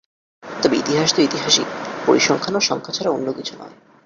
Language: Bangla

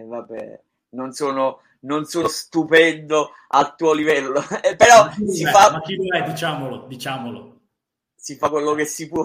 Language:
Italian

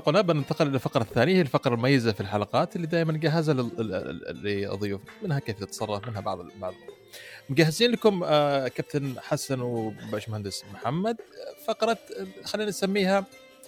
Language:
Arabic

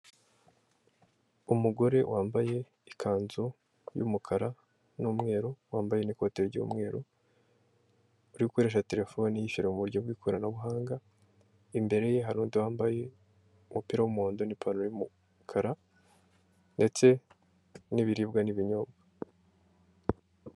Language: Kinyarwanda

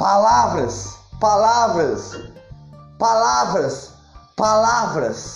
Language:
Portuguese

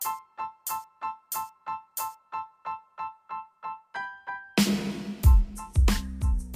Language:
Hindi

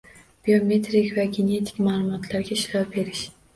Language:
Uzbek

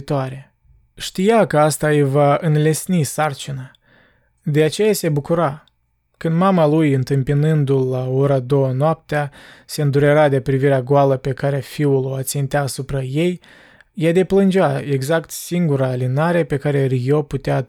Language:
Romanian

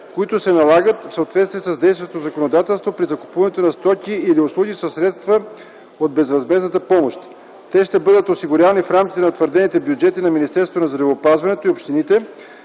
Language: Bulgarian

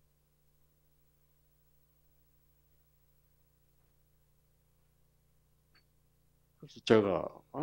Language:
Korean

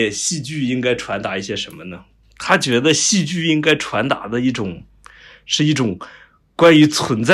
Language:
Chinese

